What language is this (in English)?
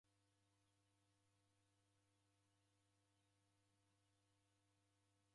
Taita